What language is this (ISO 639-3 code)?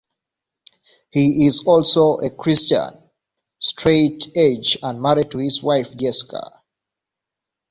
eng